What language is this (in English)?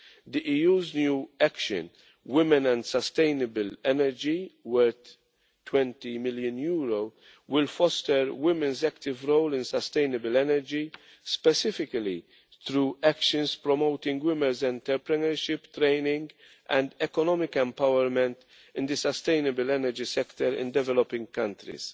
English